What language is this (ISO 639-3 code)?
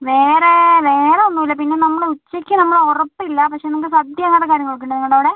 mal